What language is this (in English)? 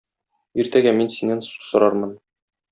Tatar